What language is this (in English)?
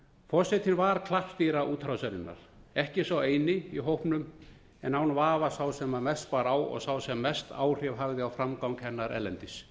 Icelandic